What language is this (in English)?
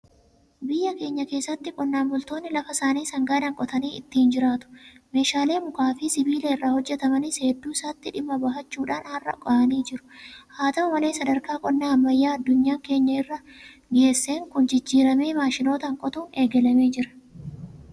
Oromo